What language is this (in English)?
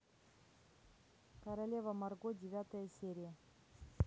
Russian